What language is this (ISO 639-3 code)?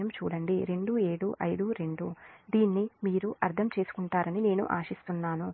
tel